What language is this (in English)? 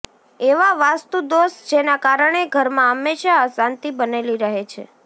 Gujarati